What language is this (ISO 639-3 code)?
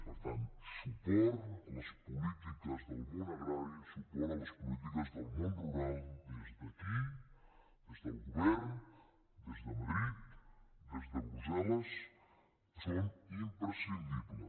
cat